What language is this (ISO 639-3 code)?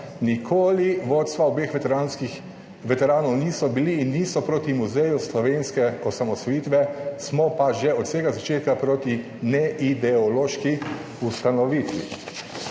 slv